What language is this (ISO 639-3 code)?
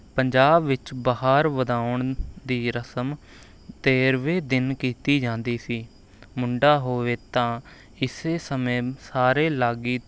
pan